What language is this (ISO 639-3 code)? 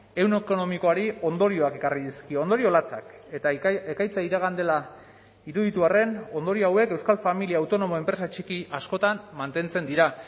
eus